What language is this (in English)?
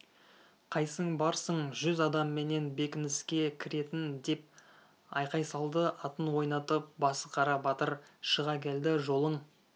Kazakh